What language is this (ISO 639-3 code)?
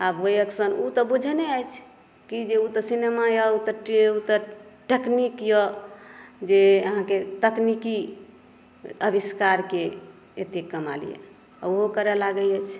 mai